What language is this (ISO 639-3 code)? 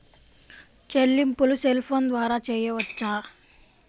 tel